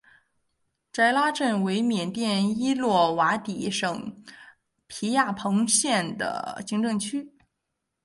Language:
Chinese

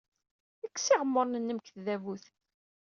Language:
Kabyle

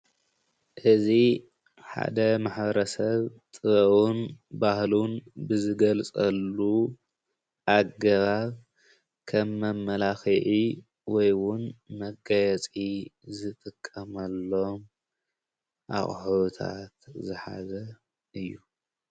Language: Tigrinya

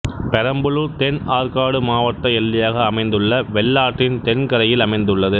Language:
Tamil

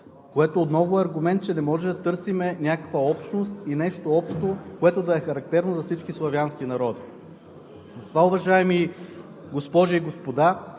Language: Bulgarian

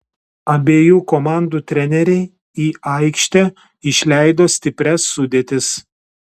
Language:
Lithuanian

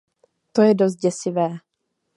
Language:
Czech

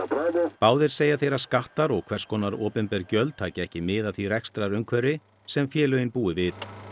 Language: Icelandic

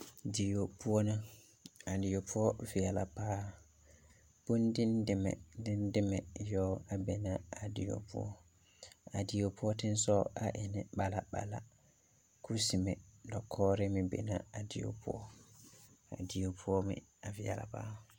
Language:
Southern Dagaare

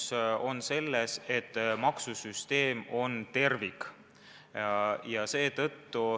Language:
Estonian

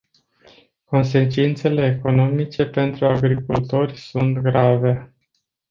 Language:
Romanian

